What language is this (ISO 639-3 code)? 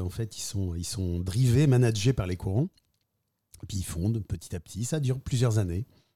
fra